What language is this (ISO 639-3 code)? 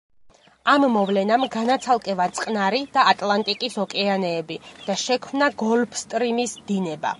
kat